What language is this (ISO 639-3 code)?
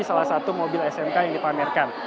ind